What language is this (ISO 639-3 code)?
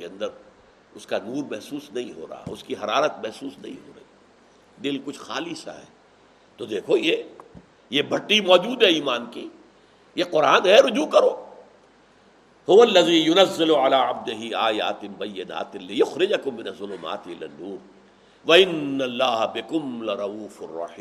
urd